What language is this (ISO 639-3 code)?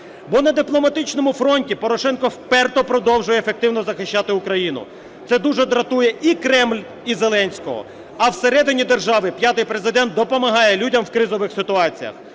ukr